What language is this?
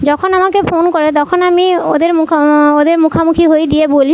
Bangla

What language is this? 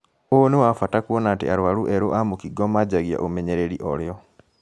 Kikuyu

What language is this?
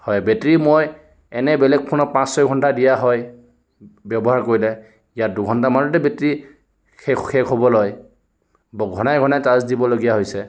Assamese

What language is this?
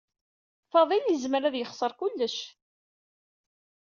Kabyle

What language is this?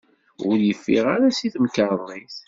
Kabyle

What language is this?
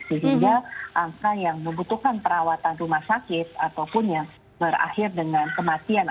Indonesian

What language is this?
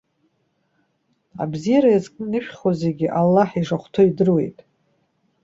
Abkhazian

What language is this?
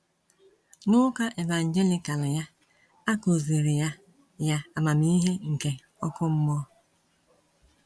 Igbo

